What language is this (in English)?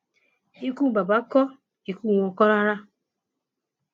Yoruba